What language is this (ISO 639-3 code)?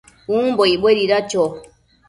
mcf